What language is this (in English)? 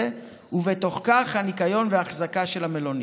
Hebrew